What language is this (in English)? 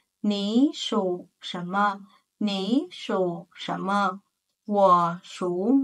Vietnamese